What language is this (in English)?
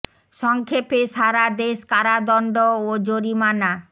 Bangla